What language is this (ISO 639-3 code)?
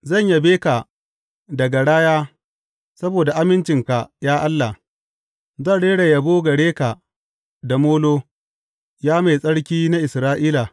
hau